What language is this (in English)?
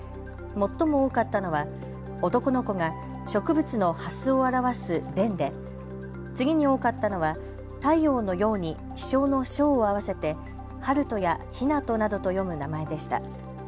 Japanese